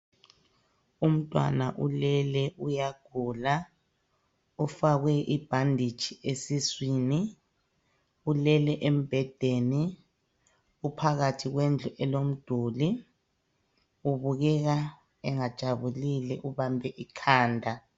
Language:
North Ndebele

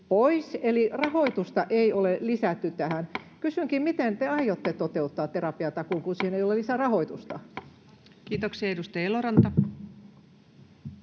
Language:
Finnish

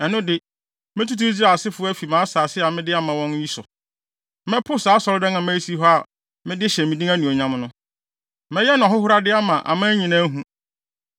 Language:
Akan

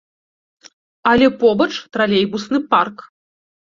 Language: Belarusian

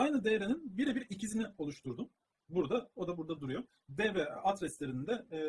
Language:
Turkish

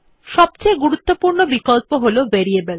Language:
Bangla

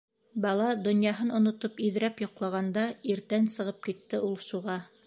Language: Bashkir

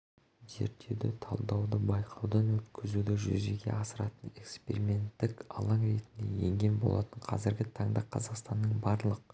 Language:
Kazakh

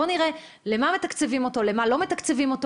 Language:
Hebrew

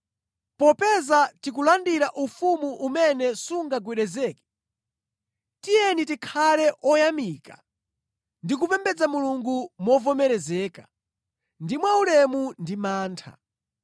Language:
Nyanja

